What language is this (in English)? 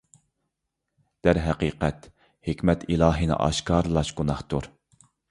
Uyghur